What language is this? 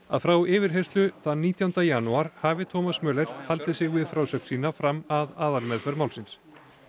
Icelandic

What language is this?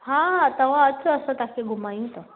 Sindhi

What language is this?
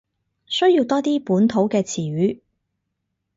Cantonese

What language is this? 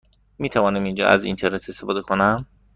Persian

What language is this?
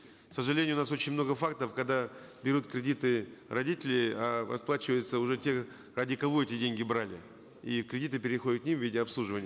Kazakh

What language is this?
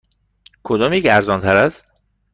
Persian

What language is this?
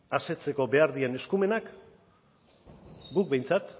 Basque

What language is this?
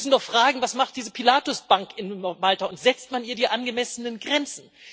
German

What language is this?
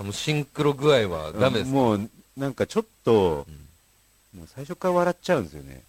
Japanese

